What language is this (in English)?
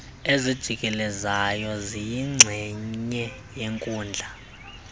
Xhosa